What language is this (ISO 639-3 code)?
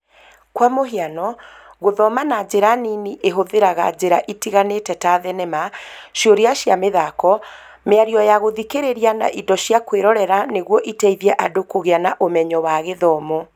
kik